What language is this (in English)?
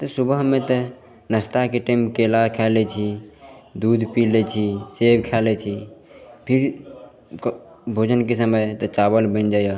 Maithili